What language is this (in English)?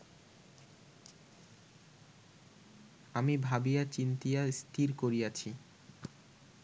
Bangla